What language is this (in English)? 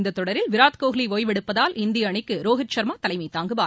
Tamil